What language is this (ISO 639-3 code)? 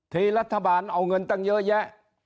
tha